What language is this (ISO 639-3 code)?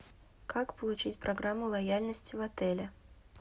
rus